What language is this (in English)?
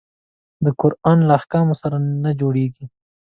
Pashto